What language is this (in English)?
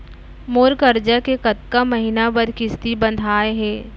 Chhattisgarhi